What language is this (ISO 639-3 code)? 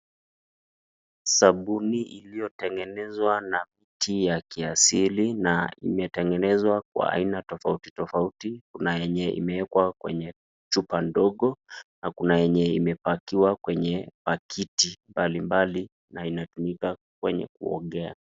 swa